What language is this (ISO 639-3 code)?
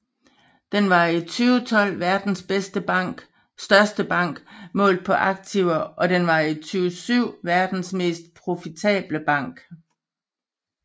dan